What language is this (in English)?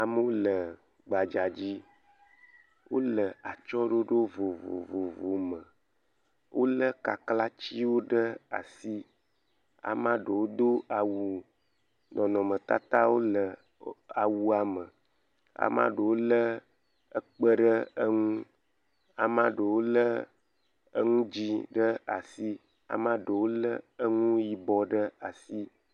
Ewe